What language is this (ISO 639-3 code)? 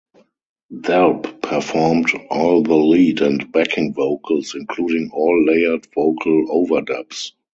eng